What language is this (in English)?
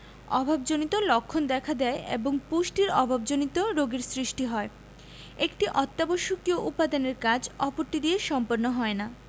Bangla